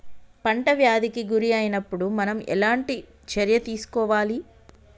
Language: Telugu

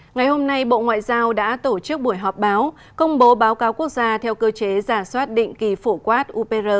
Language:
Vietnamese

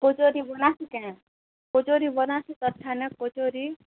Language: Odia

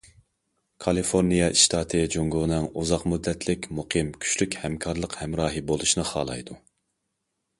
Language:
Uyghur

